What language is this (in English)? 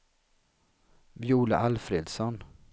Swedish